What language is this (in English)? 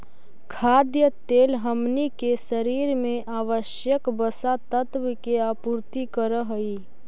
Magahi